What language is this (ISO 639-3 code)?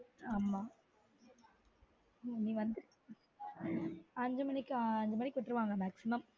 tam